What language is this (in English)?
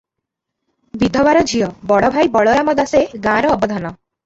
Odia